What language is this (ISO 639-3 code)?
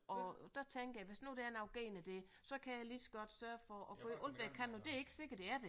dan